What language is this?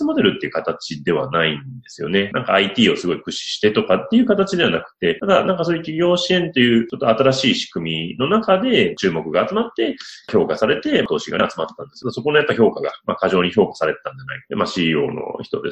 Japanese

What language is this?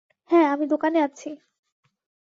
Bangla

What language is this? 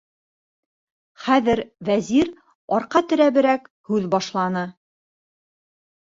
Bashkir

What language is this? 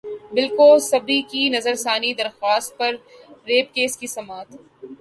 Urdu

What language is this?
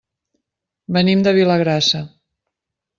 Catalan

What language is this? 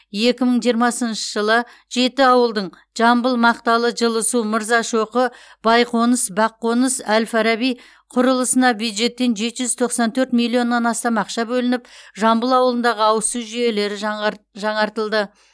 Kazakh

